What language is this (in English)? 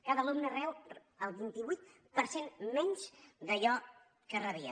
Catalan